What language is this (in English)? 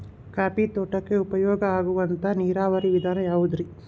Kannada